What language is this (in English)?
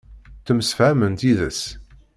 Kabyle